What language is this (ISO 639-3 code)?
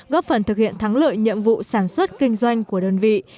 vie